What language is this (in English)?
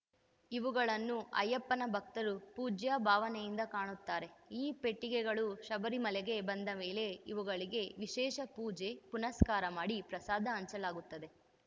Kannada